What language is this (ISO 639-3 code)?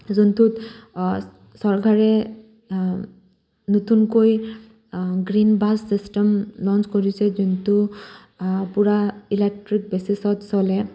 asm